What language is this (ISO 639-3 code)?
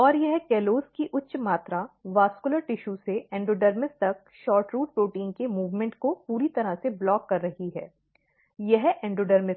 hin